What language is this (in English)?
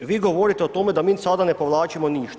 Croatian